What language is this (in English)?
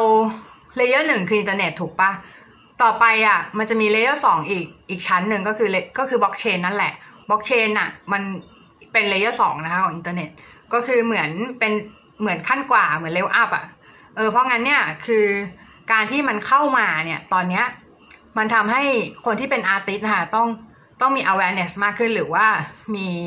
Thai